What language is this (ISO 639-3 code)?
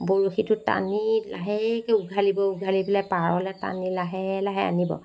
asm